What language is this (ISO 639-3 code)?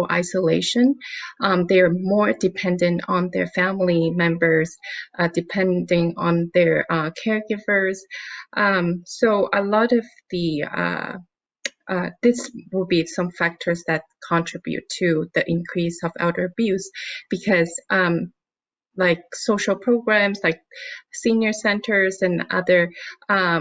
eng